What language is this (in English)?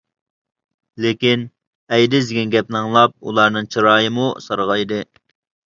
Uyghur